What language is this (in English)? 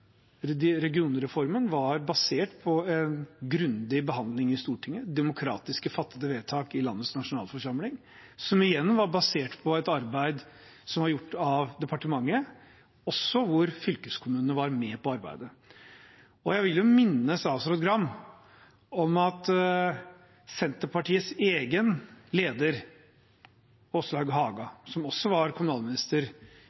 Norwegian Bokmål